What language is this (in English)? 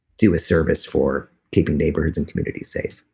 English